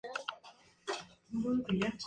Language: Spanish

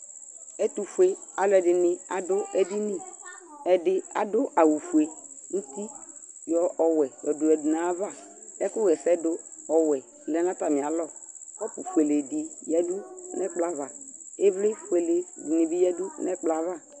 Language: Ikposo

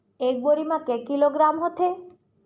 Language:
Chhattisgarhi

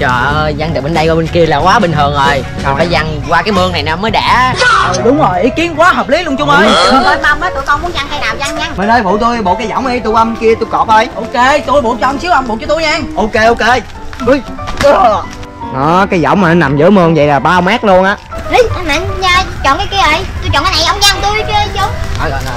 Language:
Vietnamese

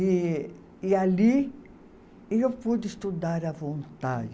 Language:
Portuguese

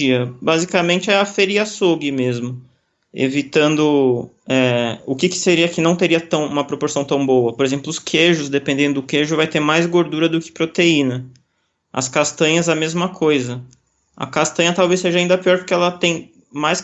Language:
Portuguese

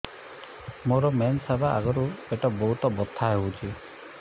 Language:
Odia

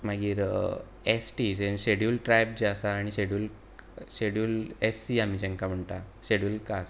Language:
Konkani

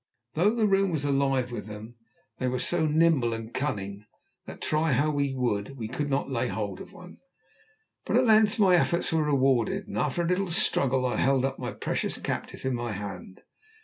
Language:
English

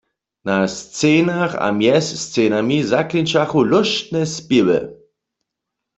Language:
Upper Sorbian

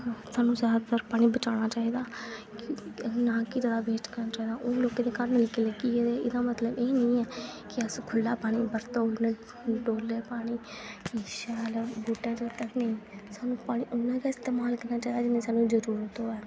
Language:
Dogri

